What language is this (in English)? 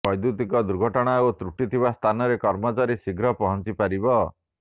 Odia